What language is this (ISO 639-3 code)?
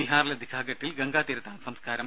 mal